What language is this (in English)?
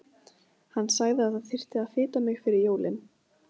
Icelandic